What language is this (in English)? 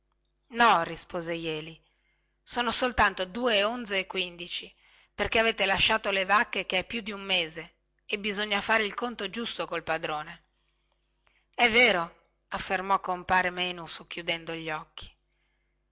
Italian